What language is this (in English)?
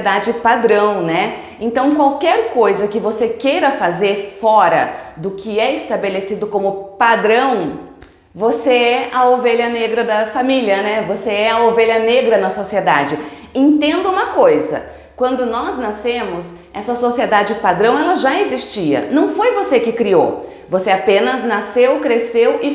Portuguese